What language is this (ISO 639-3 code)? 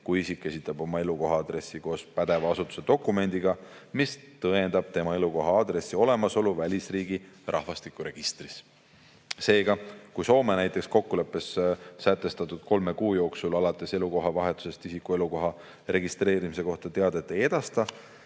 est